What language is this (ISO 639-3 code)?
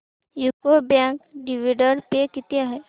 mar